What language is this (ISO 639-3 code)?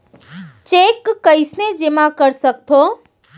hne